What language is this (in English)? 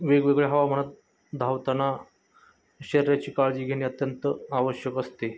Marathi